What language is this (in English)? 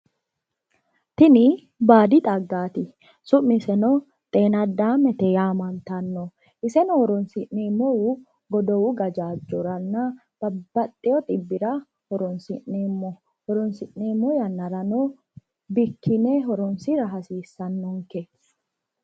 Sidamo